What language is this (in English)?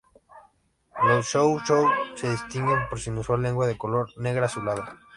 Spanish